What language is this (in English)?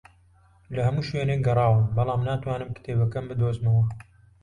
Central Kurdish